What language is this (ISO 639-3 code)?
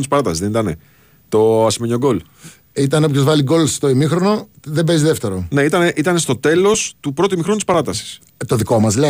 ell